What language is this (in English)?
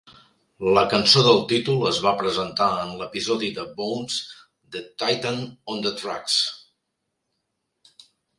Catalan